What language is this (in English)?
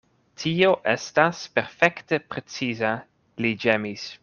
Esperanto